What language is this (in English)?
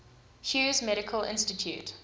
English